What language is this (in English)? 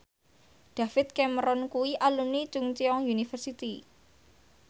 Javanese